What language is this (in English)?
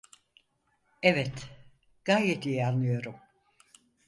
Turkish